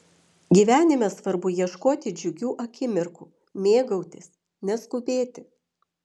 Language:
Lithuanian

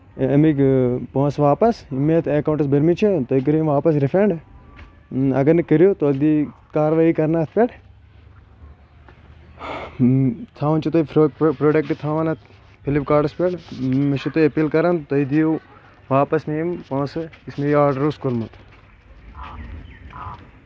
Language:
Kashmiri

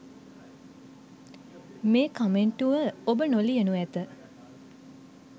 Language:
Sinhala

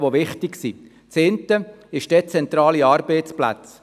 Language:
Swiss German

